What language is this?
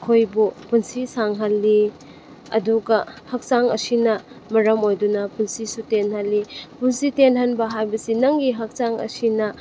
Manipuri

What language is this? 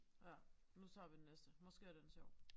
Danish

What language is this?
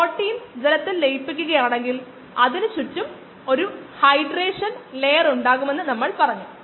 Malayalam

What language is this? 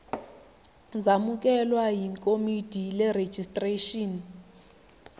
Zulu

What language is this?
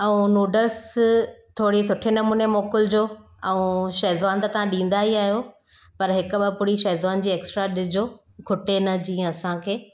Sindhi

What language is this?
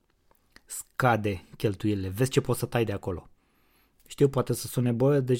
Romanian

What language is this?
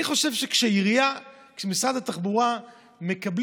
Hebrew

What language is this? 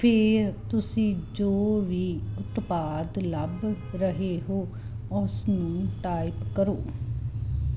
Punjabi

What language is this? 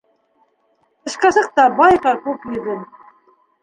Bashkir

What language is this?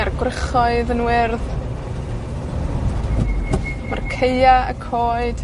Welsh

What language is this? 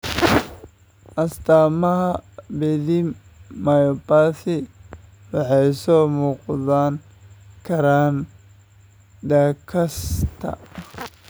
Somali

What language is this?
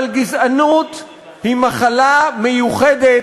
Hebrew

